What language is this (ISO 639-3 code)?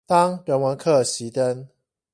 zho